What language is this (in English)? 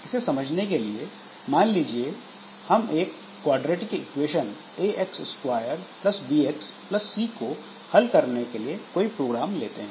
Hindi